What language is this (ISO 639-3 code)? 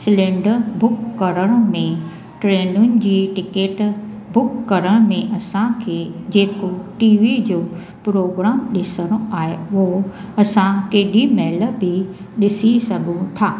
snd